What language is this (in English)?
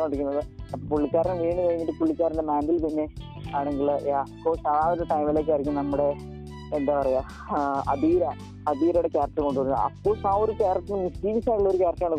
Malayalam